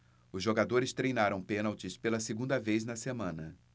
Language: Portuguese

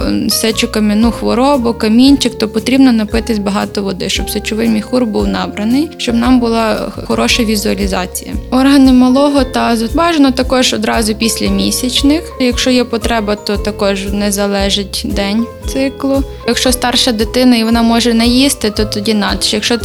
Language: Ukrainian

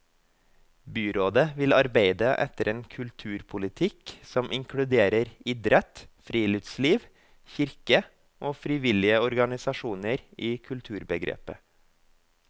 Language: Norwegian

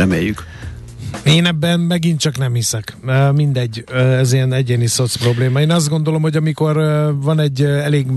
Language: Hungarian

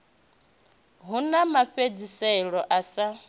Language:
Venda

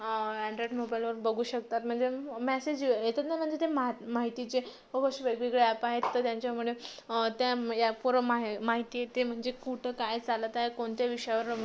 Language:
Marathi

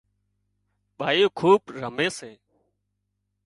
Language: Wadiyara Koli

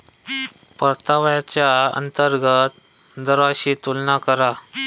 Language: Marathi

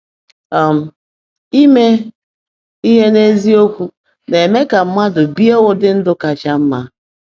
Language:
Igbo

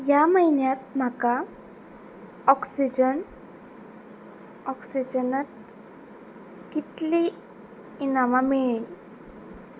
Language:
Konkani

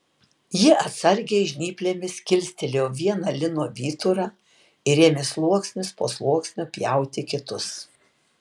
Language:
Lithuanian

